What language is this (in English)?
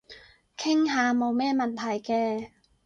Cantonese